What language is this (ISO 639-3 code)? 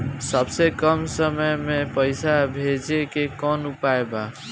bho